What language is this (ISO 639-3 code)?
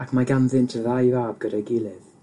cym